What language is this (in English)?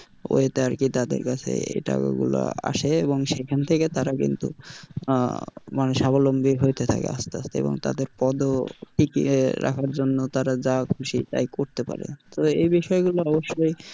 Bangla